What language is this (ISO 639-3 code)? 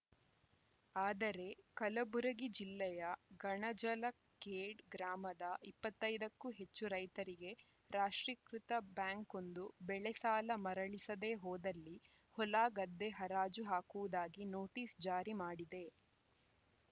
kan